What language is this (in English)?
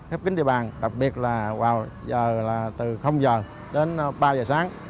Vietnamese